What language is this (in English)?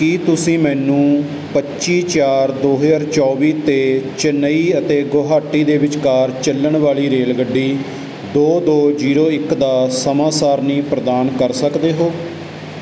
Punjabi